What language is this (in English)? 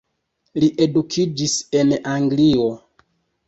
Esperanto